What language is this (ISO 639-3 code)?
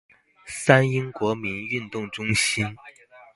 zho